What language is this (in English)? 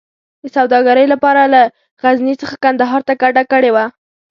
Pashto